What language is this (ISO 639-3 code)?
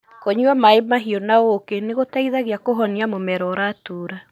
kik